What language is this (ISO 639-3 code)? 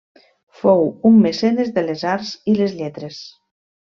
cat